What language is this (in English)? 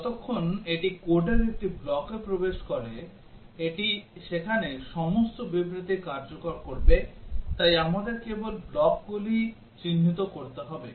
Bangla